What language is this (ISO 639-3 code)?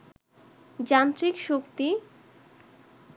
ben